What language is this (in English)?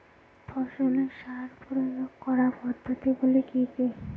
Bangla